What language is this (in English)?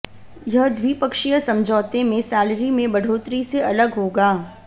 Hindi